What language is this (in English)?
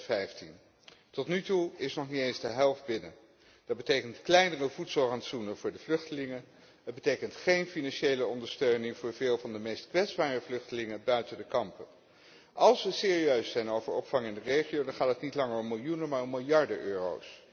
Dutch